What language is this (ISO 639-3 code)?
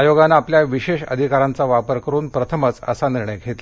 mar